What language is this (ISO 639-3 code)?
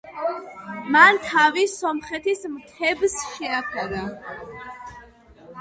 kat